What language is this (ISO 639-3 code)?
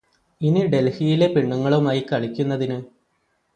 mal